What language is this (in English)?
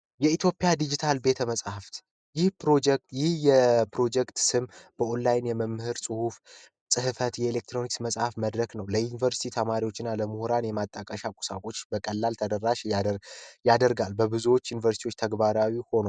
Amharic